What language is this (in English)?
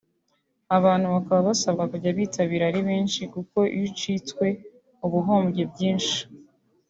Kinyarwanda